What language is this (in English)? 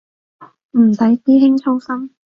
Cantonese